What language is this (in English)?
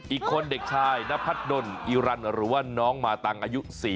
Thai